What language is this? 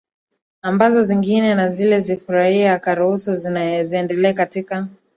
Swahili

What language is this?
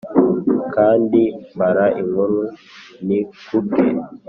Kinyarwanda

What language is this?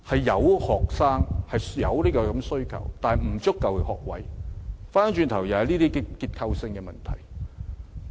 Cantonese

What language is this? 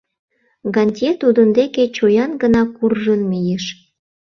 Mari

